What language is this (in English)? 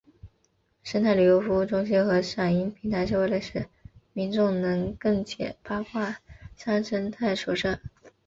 Chinese